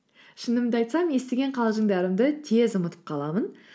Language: Kazakh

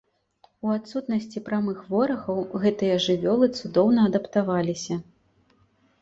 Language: Belarusian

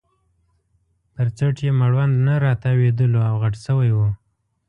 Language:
Pashto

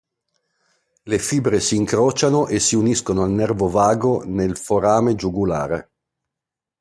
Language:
Italian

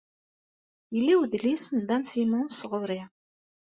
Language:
Kabyle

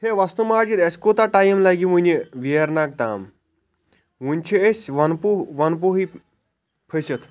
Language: Kashmiri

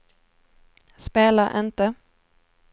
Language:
Swedish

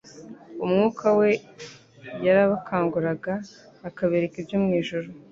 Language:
Kinyarwanda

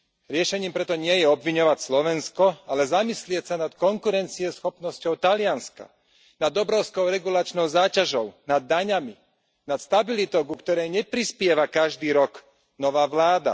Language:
Slovak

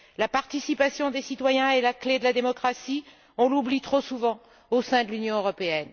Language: French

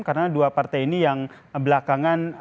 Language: Indonesian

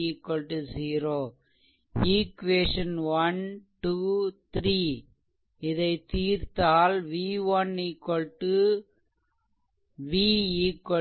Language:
Tamil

